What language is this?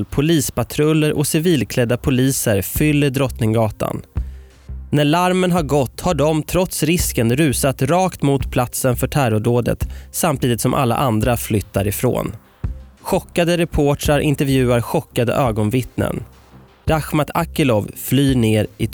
Swedish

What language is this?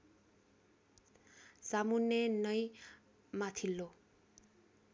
Nepali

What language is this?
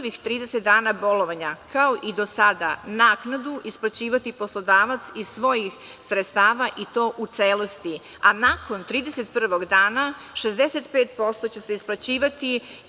Serbian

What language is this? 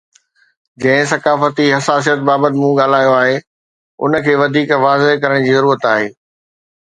Sindhi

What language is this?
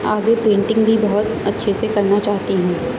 Urdu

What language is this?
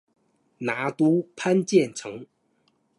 Chinese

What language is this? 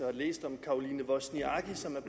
Danish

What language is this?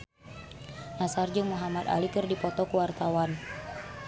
Sundanese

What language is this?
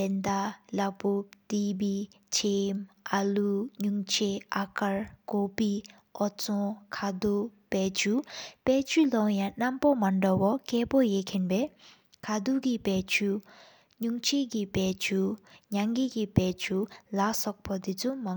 Sikkimese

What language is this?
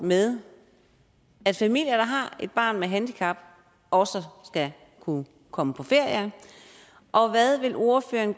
Danish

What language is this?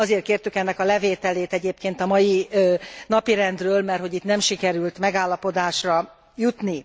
Hungarian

